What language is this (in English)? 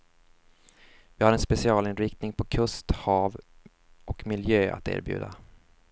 Swedish